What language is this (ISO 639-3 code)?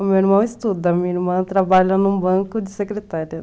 por